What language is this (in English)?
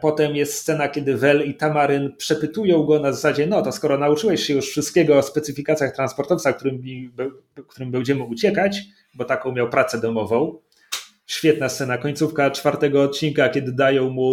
Polish